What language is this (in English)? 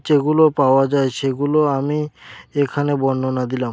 Bangla